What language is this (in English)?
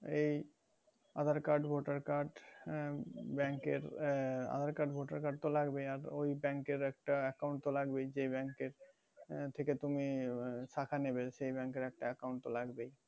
Bangla